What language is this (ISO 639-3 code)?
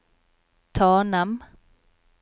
nor